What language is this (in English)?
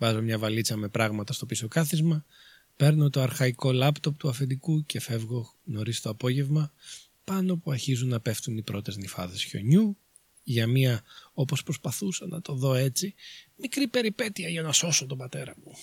Greek